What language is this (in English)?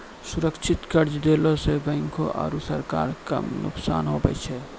Maithili